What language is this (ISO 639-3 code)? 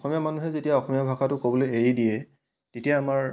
asm